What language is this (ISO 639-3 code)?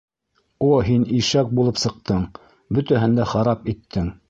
bak